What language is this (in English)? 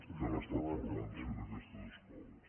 Catalan